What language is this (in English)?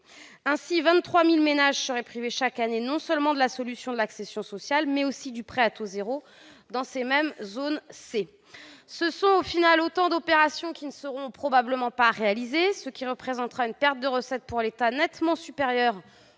French